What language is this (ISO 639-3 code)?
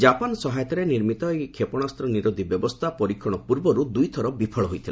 ori